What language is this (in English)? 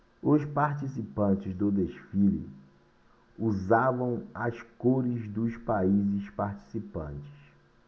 Portuguese